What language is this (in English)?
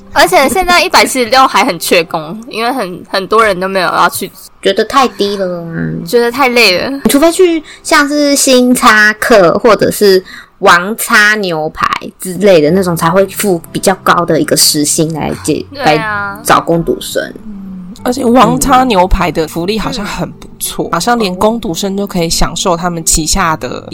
Chinese